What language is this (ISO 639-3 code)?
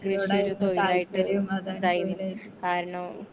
mal